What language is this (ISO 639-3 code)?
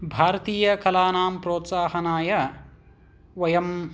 san